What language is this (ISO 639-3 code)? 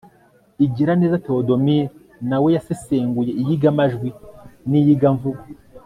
kin